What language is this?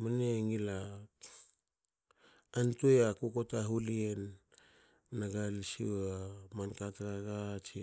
Hakö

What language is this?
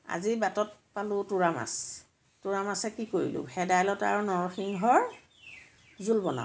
Assamese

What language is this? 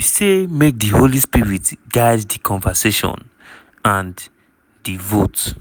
Nigerian Pidgin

